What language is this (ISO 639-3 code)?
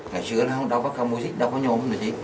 vie